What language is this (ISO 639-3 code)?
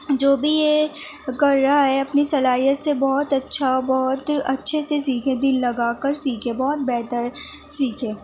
urd